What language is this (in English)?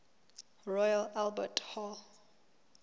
Southern Sotho